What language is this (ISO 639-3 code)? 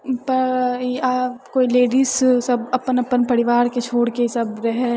mai